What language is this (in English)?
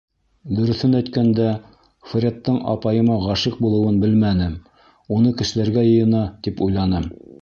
Bashkir